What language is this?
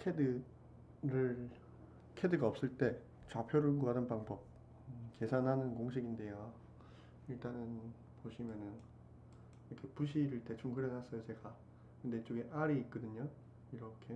Korean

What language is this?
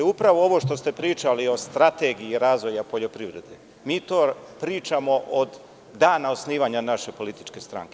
Serbian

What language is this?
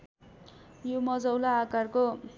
Nepali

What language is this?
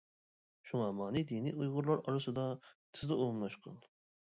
Uyghur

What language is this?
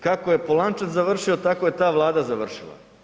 Croatian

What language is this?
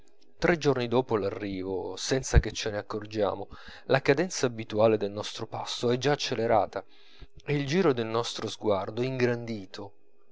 Italian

